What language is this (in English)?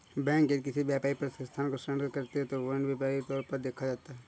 Hindi